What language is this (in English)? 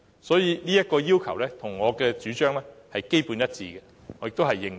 Cantonese